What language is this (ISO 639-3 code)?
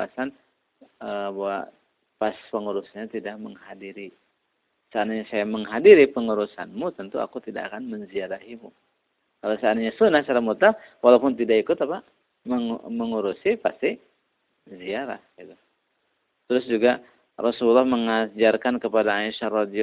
ind